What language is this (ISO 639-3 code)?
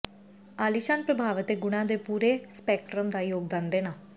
pan